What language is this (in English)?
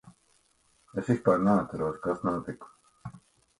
Latvian